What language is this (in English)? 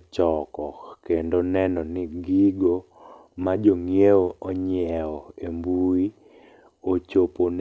Luo (Kenya and Tanzania)